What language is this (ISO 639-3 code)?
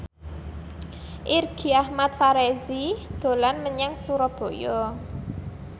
jav